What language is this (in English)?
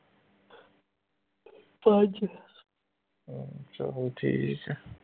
Punjabi